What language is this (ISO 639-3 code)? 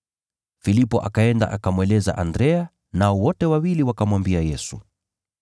swa